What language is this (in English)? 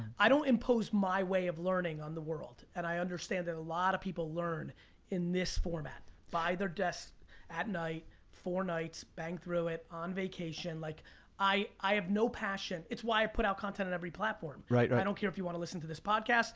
English